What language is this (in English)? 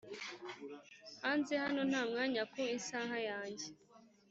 Kinyarwanda